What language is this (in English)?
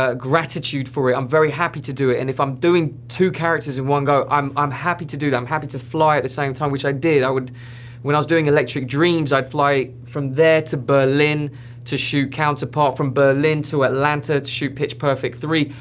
English